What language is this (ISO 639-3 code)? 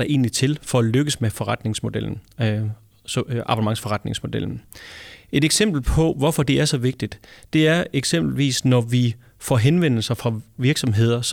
dan